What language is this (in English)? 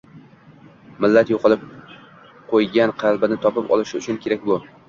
Uzbek